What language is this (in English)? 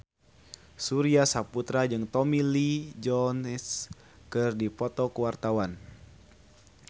Sundanese